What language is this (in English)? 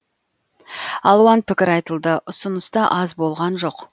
Kazakh